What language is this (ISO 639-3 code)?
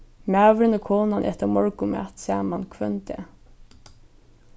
fao